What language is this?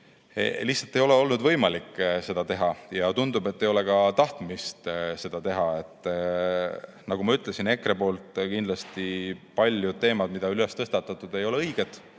Estonian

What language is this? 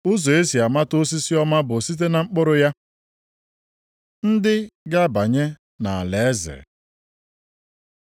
Igbo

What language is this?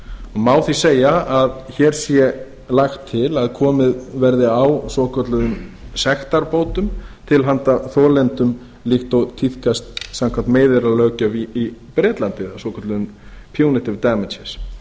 Icelandic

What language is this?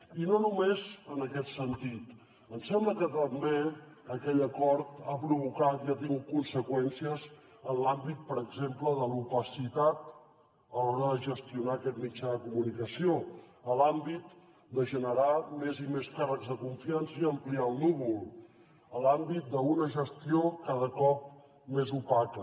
Catalan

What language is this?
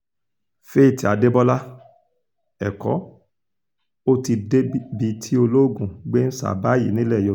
Yoruba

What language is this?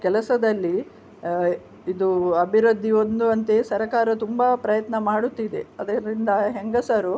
Kannada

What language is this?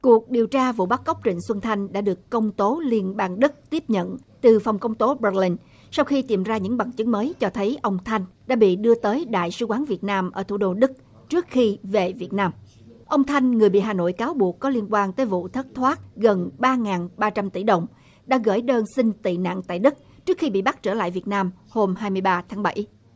Vietnamese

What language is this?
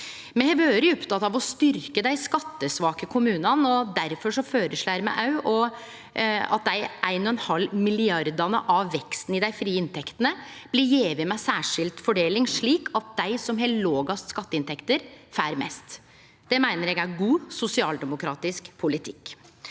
Norwegian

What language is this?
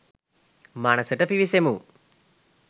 Sinhala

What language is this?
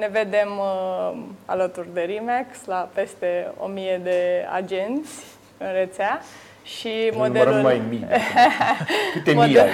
Romanian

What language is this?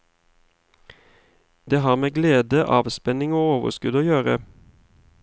Norwegian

